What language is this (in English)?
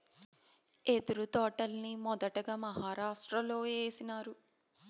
Telugu